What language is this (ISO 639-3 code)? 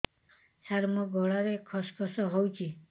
ori